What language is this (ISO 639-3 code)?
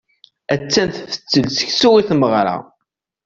kab